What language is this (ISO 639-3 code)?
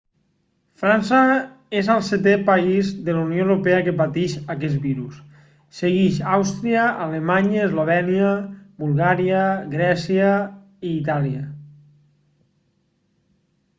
cat